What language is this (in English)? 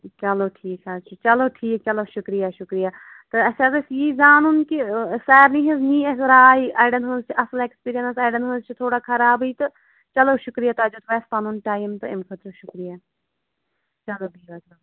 Kashmiri